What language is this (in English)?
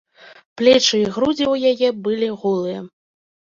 Belarusian